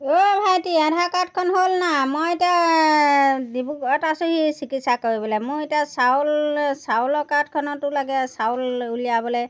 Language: Assamese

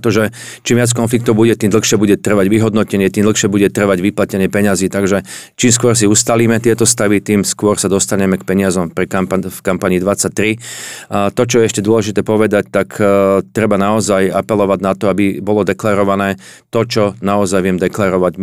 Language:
Slovak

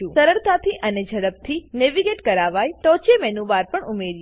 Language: Gujarati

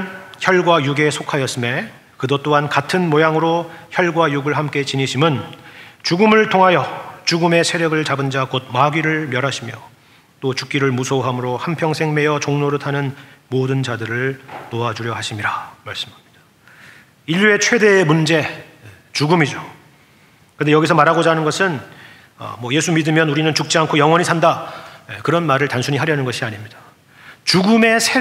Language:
Korean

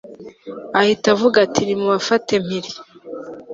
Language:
Kinyarwanda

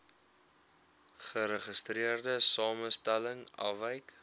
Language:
Afrikaans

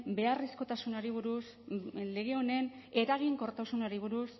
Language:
Basque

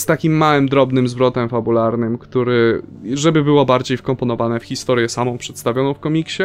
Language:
Polish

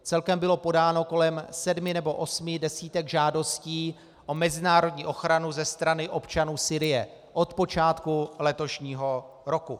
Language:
Czech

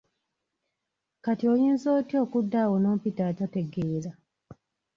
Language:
Ganda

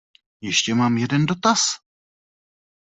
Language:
Czech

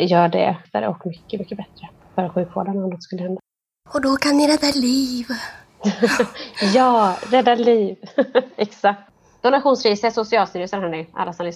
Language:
Swedish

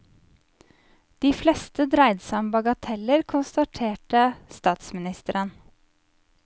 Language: Norwegian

